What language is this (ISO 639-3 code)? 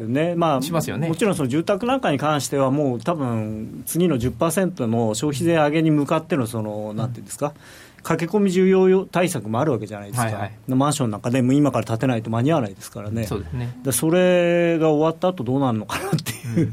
jpn